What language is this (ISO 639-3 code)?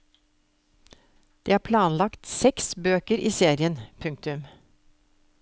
nor